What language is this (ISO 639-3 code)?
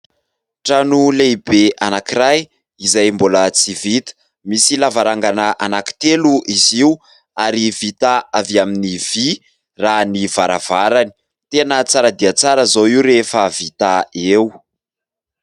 mlg